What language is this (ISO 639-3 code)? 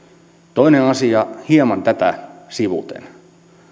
fin